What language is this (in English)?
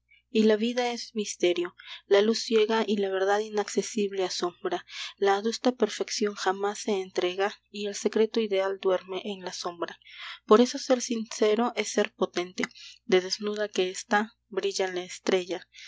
Spanish